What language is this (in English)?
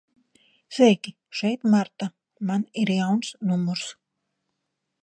Latvian